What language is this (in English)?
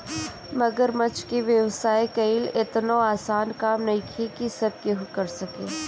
Bhojpuri